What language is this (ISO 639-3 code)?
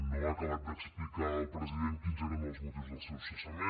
cat